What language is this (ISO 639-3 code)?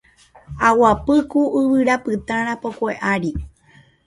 grn